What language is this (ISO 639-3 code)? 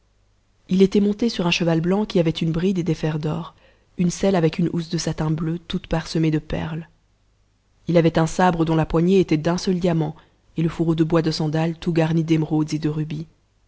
fra